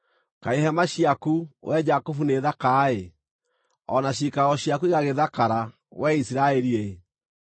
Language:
Kikuyu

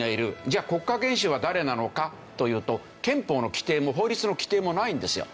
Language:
Japanese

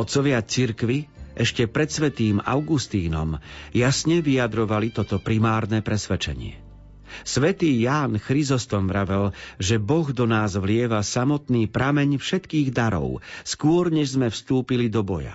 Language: Slovak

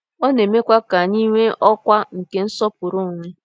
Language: Igbo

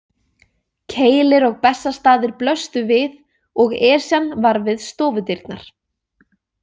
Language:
Icelandic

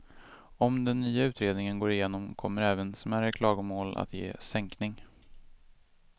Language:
Swedish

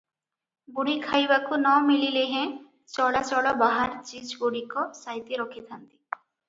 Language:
Odia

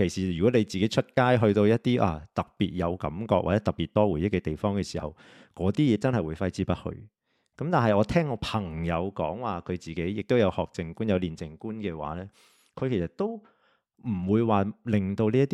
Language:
Chinese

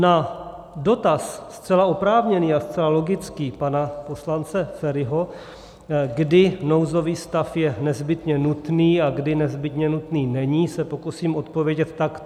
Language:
Czech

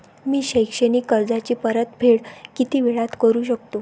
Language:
Marathi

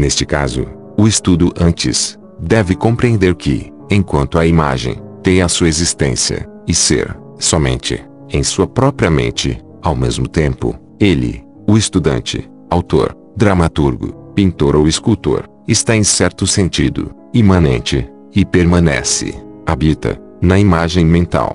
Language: Portuguese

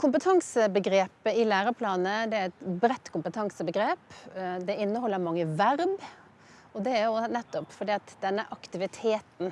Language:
Norwegian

